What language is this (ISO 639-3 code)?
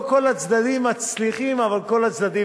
heb